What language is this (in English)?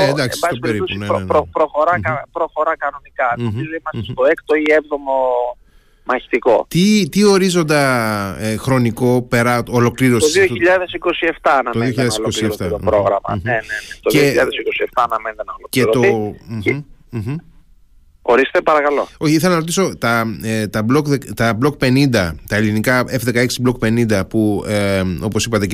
Greek